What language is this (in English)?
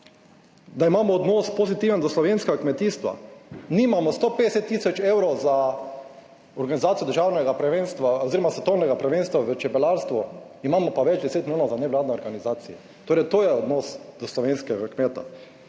Slovenian